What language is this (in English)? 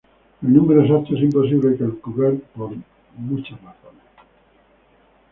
Spanish